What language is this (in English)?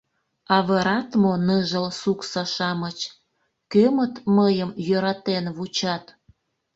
Mari